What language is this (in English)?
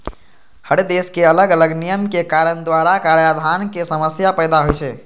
Maithili